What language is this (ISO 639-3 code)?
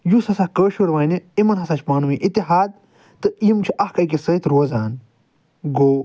kas